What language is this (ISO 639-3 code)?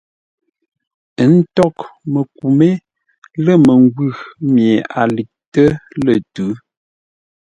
nla